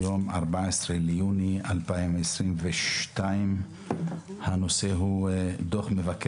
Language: Hebrew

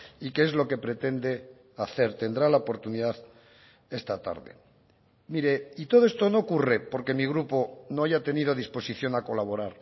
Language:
Spanish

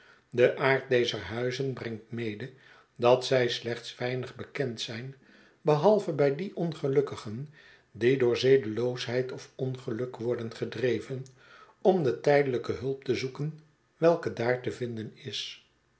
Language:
Dutch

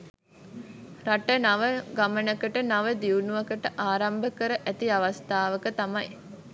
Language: Sinhala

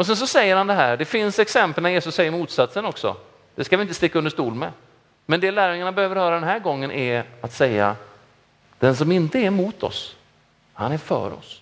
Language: Swedish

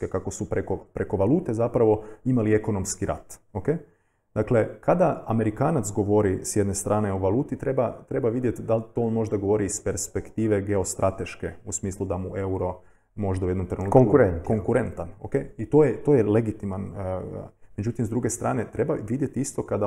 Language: Croatian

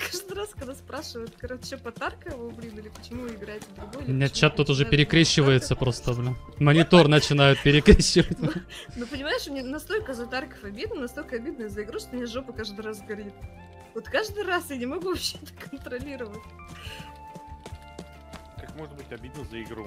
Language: Russian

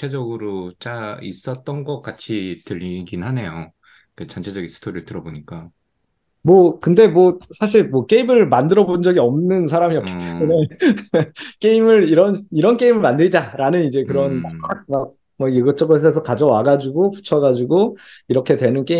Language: Korean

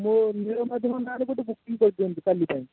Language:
Odia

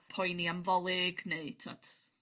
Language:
Welsh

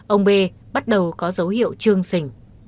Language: Vietnamese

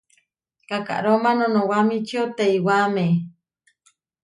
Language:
Huarijio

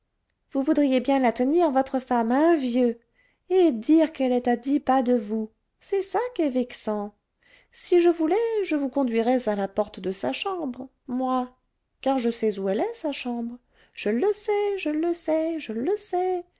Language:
French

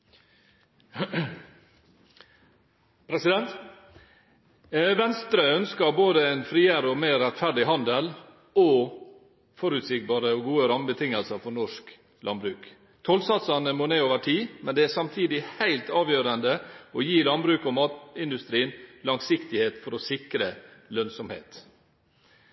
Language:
Norwegian Bokmål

